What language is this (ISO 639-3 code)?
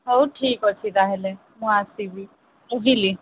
ori